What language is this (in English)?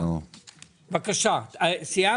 Hebrew